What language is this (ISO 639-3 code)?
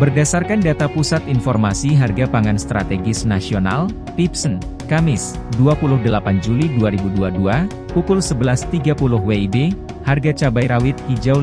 ind